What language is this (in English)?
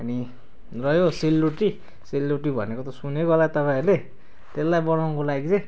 Nepali